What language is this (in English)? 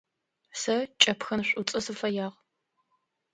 Adyghe